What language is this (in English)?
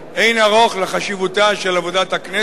Hebrew